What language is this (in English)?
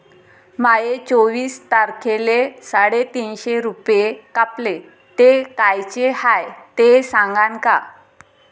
Marathi